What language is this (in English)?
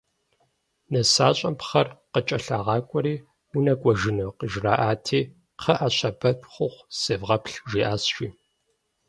Kabardian